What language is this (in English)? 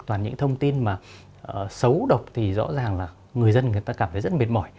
Vietnamese